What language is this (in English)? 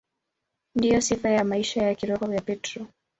Swahili